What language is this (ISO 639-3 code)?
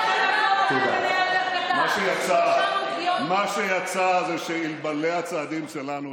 heb